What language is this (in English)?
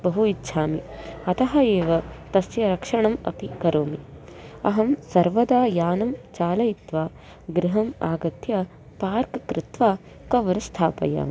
Sanskrit